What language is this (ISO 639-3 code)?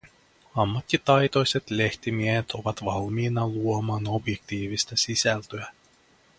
fin